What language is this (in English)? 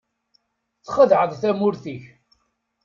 Kabyle